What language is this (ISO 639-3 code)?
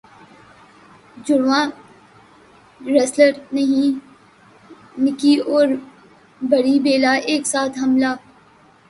urd